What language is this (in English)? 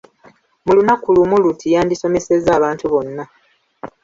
Ganda